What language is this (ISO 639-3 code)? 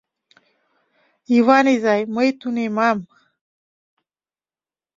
chm